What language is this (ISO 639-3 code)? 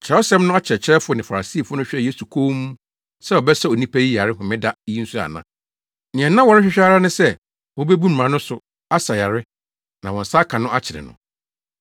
aka